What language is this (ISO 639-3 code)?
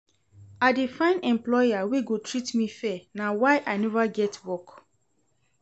pcm